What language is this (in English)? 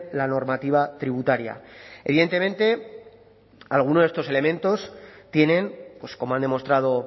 Spanish